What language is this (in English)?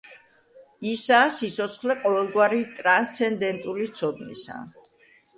Georgian